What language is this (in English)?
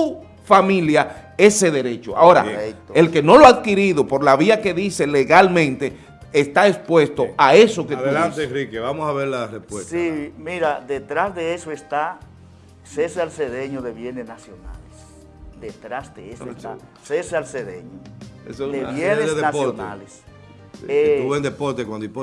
Spanish